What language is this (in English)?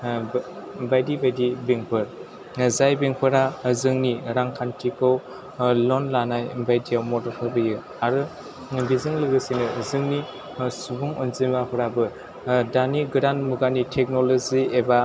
Bodo